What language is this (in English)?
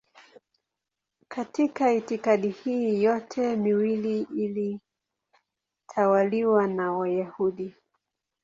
Swahili